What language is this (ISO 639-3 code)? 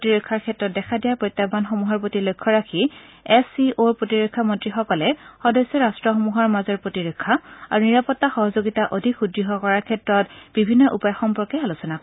asm